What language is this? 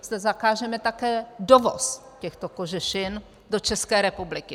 Czech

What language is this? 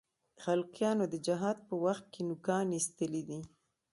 Pashto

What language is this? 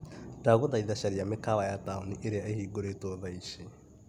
Kikuyu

